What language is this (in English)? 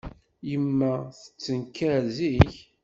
Kabyle